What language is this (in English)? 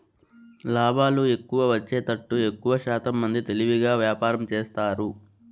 Telugu